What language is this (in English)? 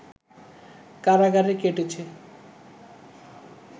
Bangla